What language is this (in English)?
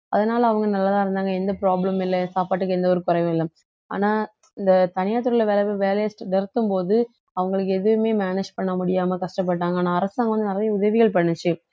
Tamil